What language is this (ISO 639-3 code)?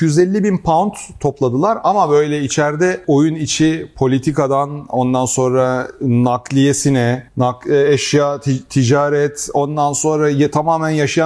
tur